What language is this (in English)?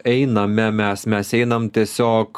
Lithuanian